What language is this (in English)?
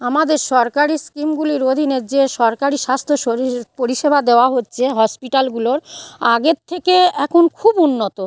Bangla